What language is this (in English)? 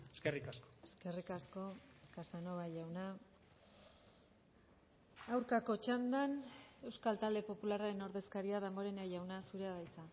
Basque